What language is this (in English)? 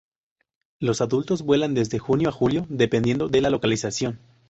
Spanish